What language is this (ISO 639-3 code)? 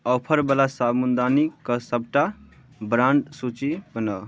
mai